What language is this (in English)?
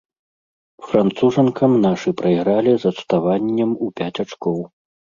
Belarusian